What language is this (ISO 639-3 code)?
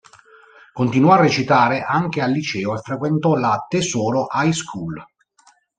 ita